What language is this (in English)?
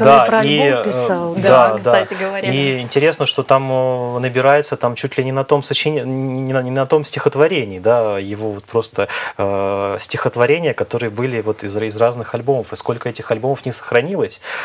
Russian